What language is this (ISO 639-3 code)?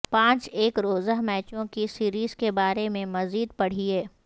urd